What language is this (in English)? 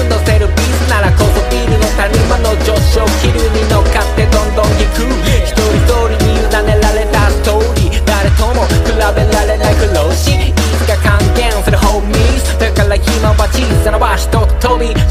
Japanese